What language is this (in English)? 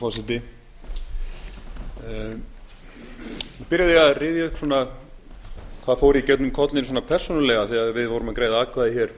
Icelandic